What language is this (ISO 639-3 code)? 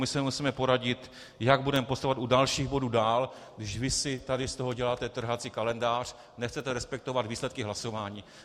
ces